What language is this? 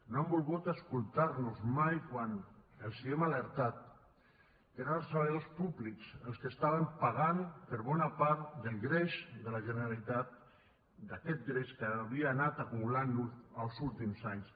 Catalan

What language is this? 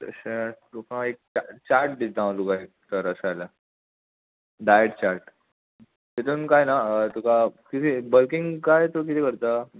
Konkani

